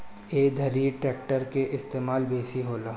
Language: Bhojpuri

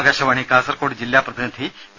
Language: Malayalam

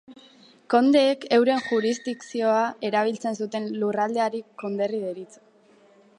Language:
Basque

